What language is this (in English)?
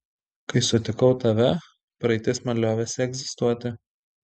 Lithuanian